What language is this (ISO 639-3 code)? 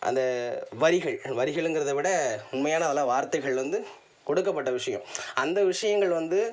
tam